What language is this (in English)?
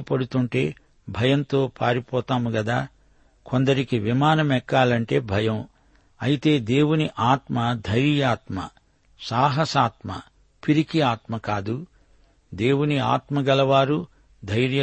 Telugu